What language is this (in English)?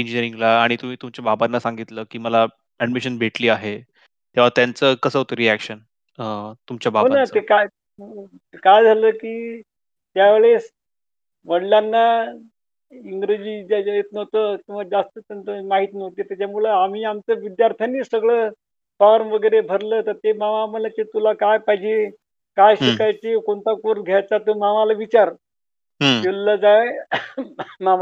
Marathi